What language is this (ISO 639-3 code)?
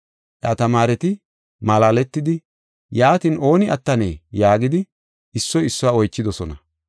gof